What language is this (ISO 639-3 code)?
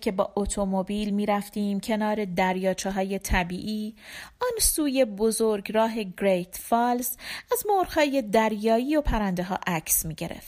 fas